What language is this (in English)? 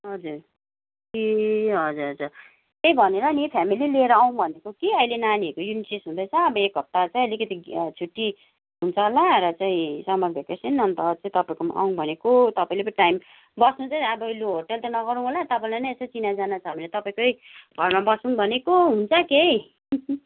Nepali